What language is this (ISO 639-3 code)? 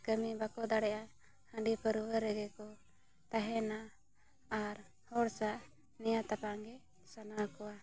sat